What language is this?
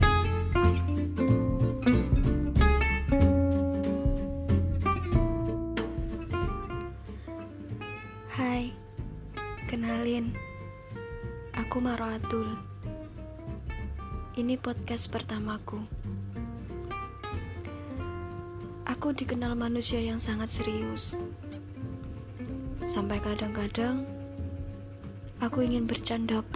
Indonesian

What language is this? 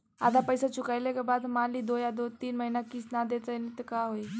Bhojpuri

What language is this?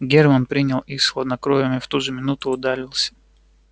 Russian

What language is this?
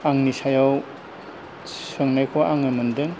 Bodo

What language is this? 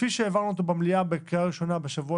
Hebrew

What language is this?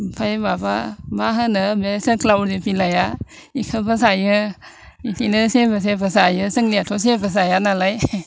Bodo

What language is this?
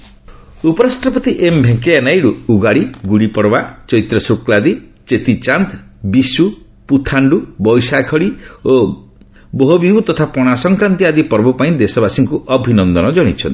Odia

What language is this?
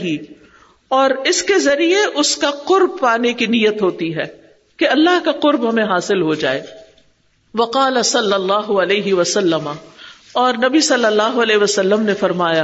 Urdu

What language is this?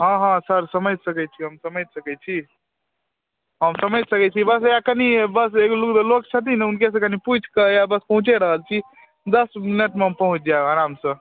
Maithili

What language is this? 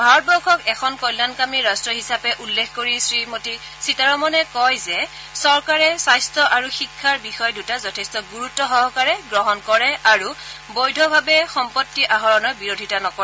Assamese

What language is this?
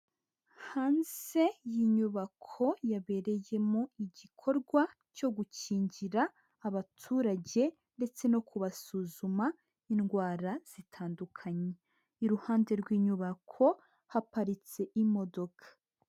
Kinyarwanda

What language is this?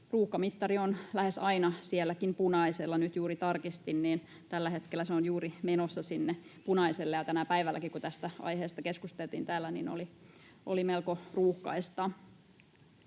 Finnish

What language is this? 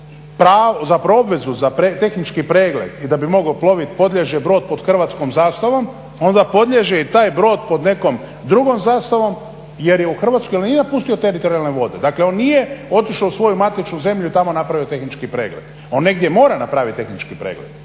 Croatian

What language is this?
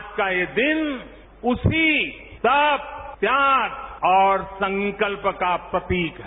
Hindi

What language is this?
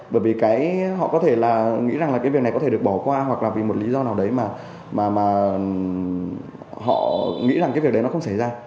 Vietnamese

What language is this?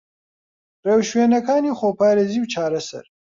Central Kurdish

